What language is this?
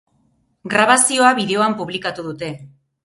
Basque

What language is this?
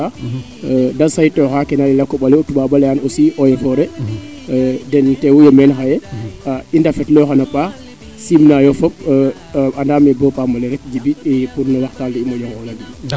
Serer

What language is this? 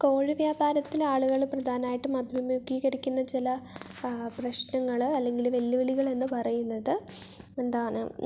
Malayalam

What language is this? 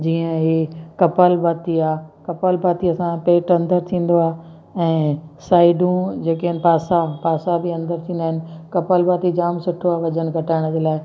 Sindhi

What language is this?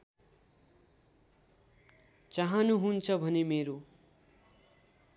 Nepali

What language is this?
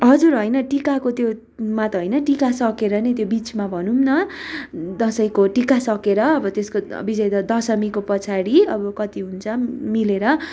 Nepali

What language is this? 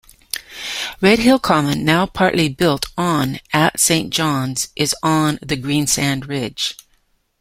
English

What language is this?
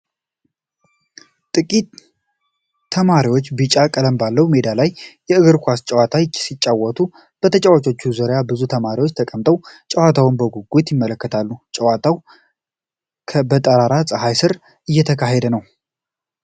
Amharic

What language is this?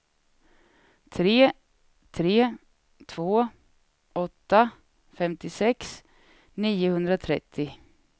Swedish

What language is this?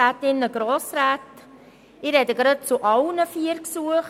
Swiss German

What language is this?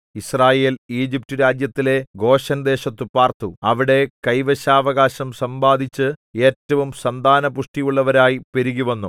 Malayalam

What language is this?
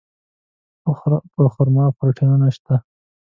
Pashto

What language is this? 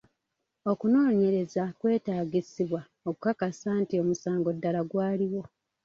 Ganda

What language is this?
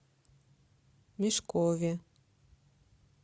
Russian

